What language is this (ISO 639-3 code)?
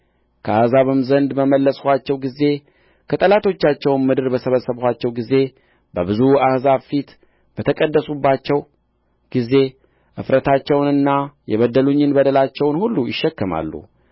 amh